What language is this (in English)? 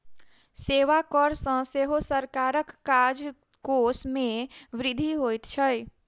Maithili